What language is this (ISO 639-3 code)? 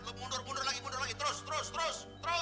ind